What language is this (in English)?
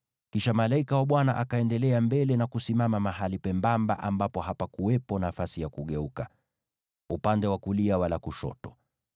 Swahili